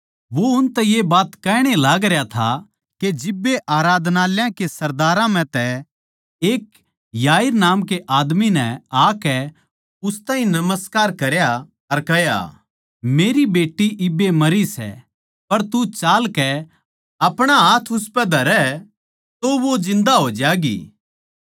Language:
Haryanvi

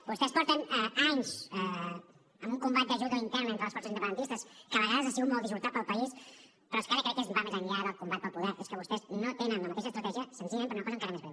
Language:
Catalan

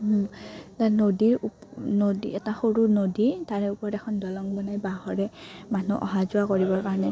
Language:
Assamese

